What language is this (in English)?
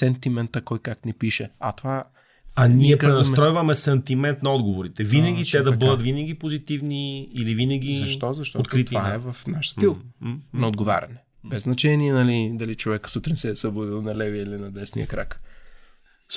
Bulgarian